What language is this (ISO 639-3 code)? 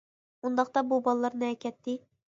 uig